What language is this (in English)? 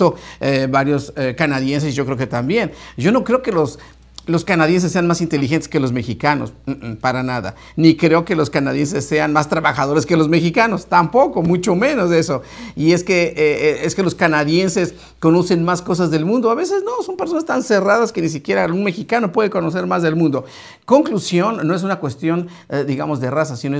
Spanish